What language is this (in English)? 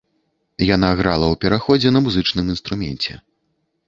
Belarusian